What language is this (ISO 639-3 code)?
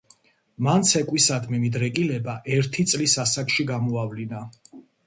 kat